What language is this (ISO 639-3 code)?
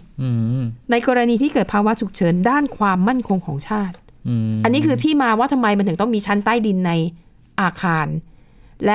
tha